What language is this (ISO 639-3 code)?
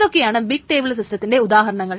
mal